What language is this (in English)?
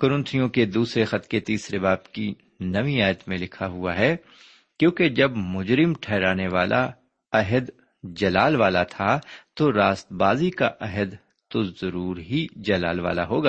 Urdu